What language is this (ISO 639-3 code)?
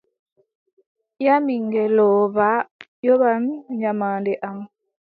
fub